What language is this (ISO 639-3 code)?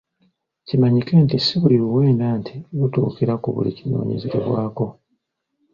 lug